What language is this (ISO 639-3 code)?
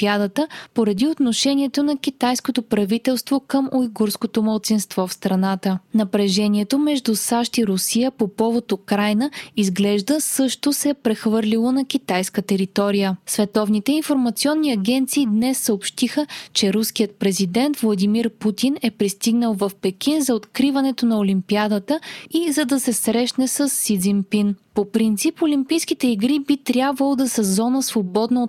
bul